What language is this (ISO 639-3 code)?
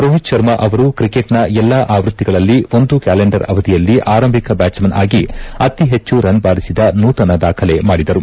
kan